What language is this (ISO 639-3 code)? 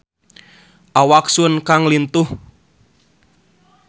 sun